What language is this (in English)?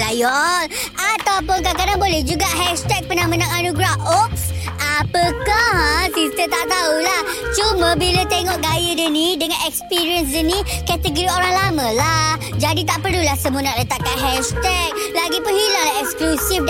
Malay